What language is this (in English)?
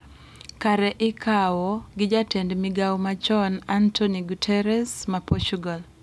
Luo (Kenya and Tanzania)